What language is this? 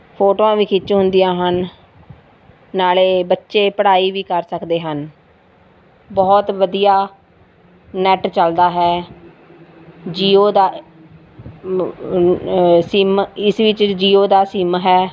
Punjabi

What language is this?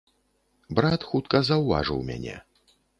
Belarusian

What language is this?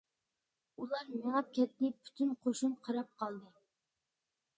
Uyghur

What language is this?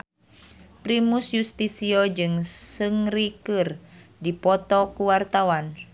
Sundanese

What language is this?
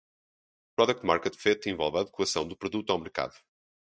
Portuguese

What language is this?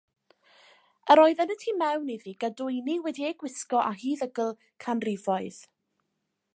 Welsh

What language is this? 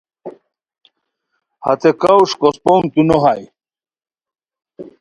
Khowar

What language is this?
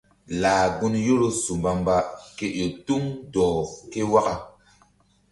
Mbum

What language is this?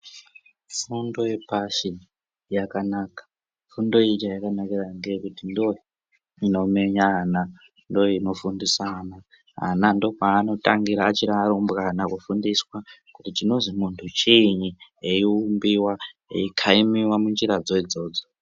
Ndau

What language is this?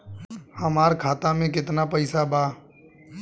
Bhojpuri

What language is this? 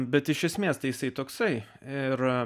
Lithuanian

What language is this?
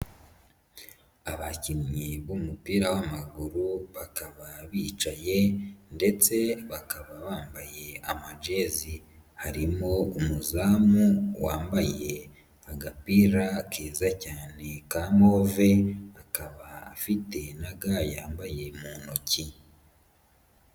Kinyarwanda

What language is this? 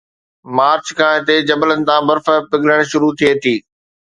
Sindhi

